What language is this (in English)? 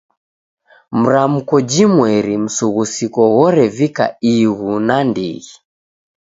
Taita